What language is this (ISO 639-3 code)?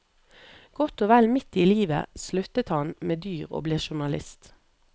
nor